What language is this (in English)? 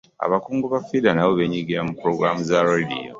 Ganda